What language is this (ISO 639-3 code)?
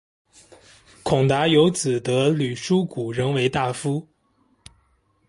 zho